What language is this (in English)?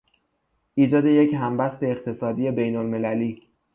Persian